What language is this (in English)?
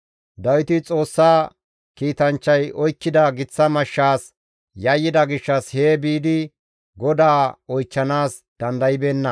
Gamo